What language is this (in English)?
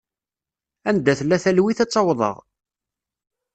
Kabyle